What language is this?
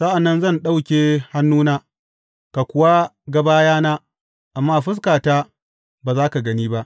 Hausa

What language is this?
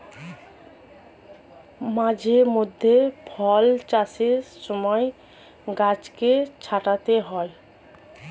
Bangla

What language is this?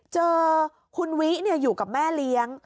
Thai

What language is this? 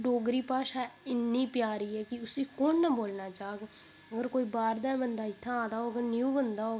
Dogri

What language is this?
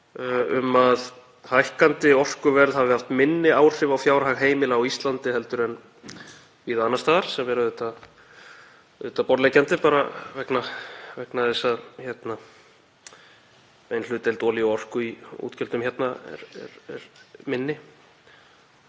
Icelandic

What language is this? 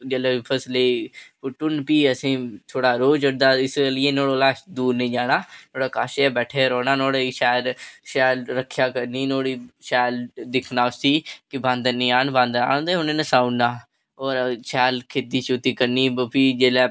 Dogri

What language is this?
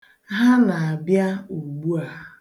Igbo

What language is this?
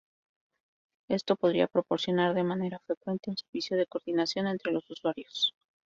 Spanish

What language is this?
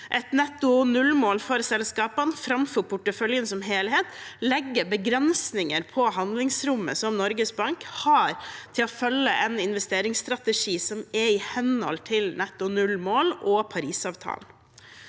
Norwegian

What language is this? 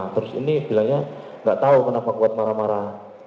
Indonesian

